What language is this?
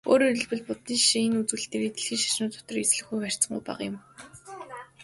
Mongolian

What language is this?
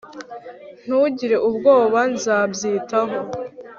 Kinyarwanda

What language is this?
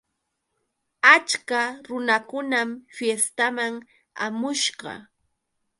Yauyos Quechua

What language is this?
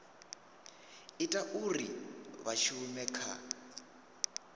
Venda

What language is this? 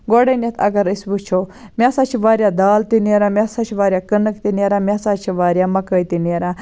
Kashmiri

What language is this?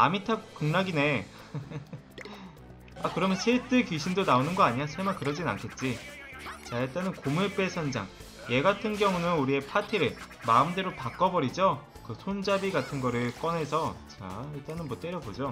Korean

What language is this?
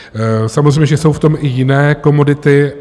Czech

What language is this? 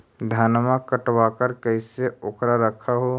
Magahi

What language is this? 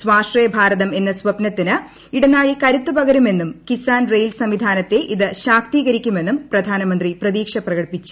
Malayalam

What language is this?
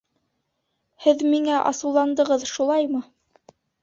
Bashkir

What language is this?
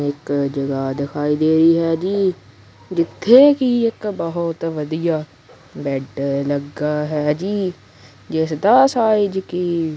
Punjabi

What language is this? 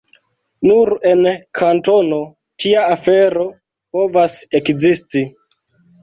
Esperanto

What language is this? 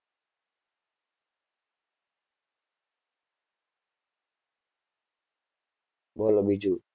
Gujarati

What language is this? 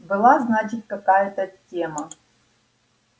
Russian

